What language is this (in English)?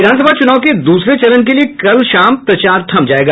Hindi